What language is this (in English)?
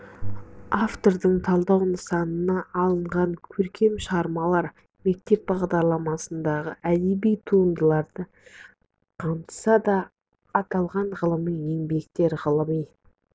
Kazakh